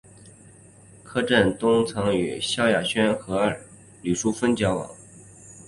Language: Chinese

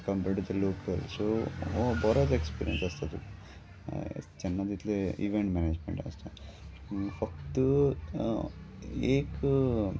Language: Konkani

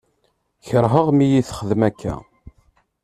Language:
Kabyle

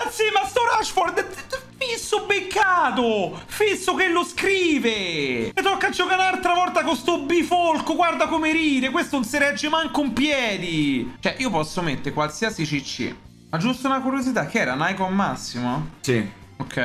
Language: Italian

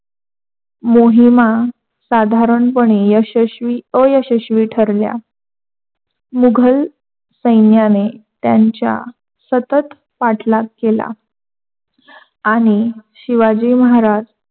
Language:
Marathi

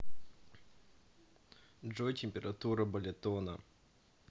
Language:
Russian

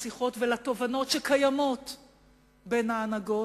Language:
Hebrew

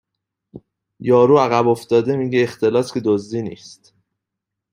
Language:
Persian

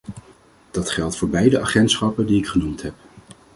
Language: Dutch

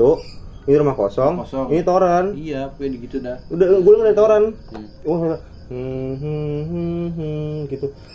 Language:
Indonesian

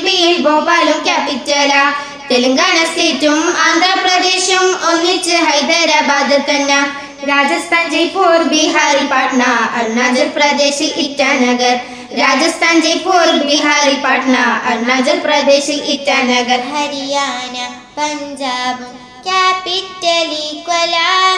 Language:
Malayalam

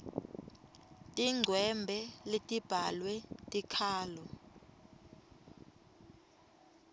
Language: Swati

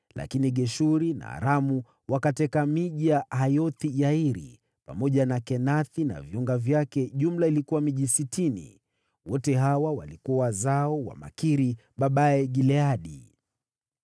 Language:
Swahili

